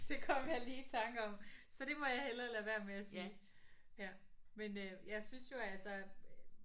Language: Danish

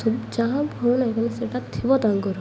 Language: Odia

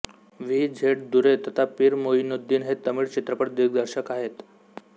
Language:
Marathi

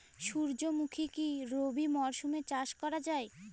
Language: Bangla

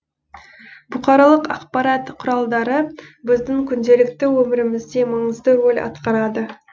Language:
Kazakh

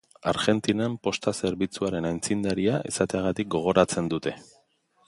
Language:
Basque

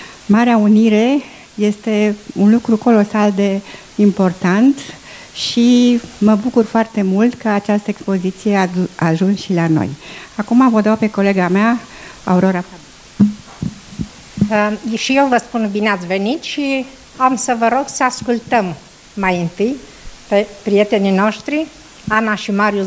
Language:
Romanian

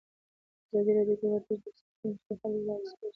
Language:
Pashto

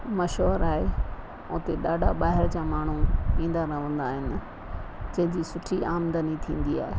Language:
Sindhi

